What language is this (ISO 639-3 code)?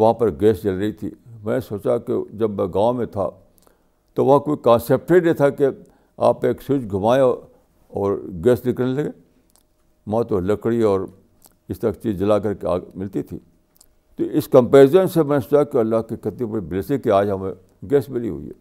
urd